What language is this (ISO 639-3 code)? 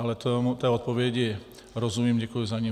ces